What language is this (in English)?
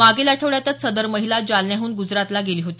Marathi